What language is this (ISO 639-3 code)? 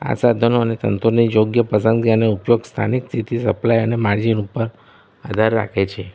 guj